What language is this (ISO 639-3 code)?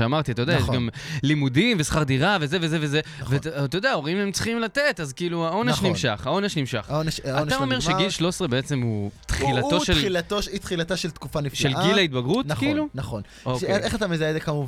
heb